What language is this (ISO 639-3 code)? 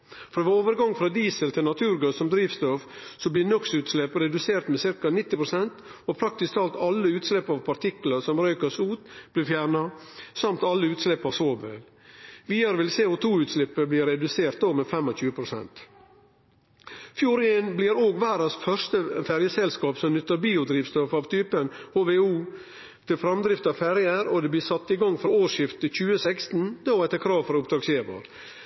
nno